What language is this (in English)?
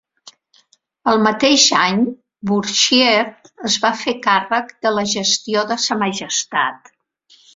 Catalan